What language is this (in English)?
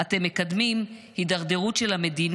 Hebrew